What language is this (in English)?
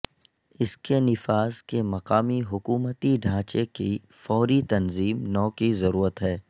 Urdu